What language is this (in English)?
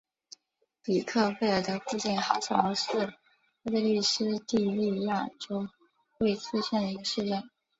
Chinese